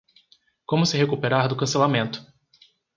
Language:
Portuguese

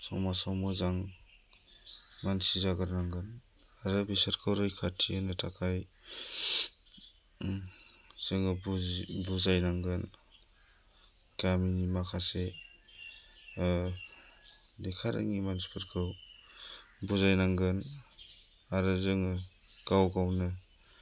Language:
Bodo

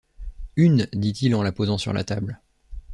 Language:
French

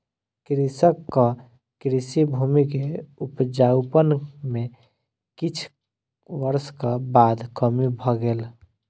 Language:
Maithili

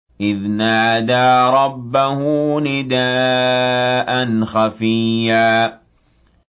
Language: Arabic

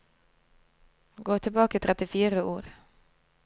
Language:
Norwegian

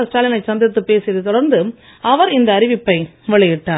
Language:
Tamil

